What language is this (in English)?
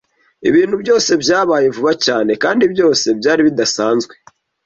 Kinyarwanda